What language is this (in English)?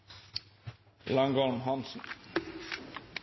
Norwegian Nynorsk